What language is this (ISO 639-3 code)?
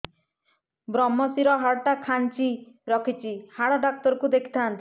ori